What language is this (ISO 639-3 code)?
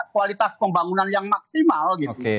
ind